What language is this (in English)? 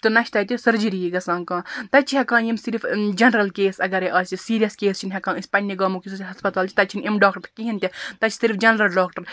Kashmiri